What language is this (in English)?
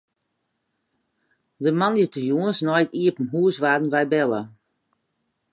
Western Frisian